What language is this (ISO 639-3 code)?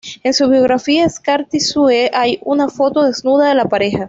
spa